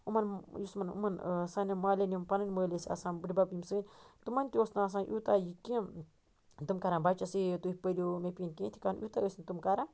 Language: Kashmiri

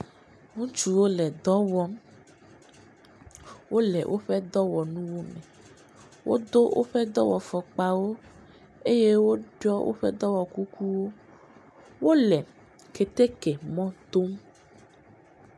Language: Ewe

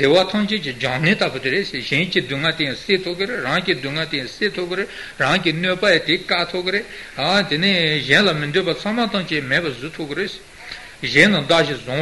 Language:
Italian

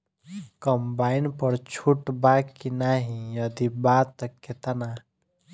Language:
Bhojpuri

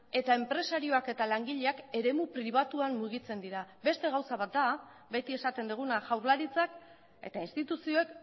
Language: Basque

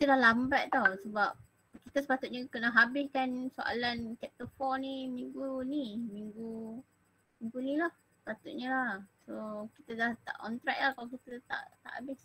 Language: Malay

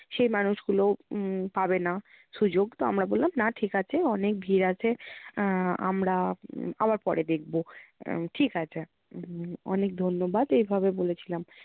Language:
Bangla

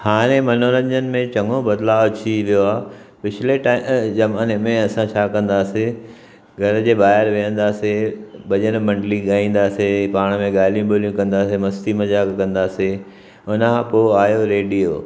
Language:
Sindhi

